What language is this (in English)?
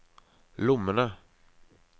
Norwegian